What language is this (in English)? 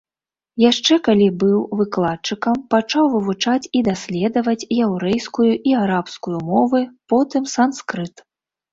Belarusian